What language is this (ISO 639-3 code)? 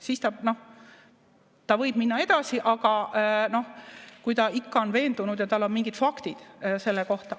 est